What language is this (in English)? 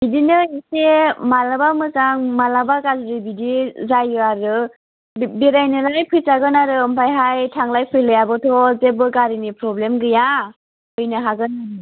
Bodo